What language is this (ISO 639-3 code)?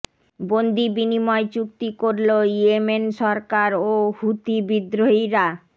ben